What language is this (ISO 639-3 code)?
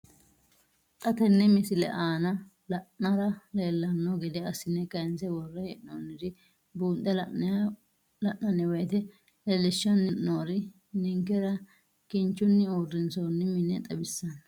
sid